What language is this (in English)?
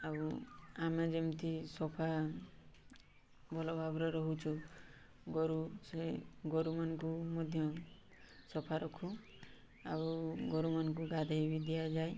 Odia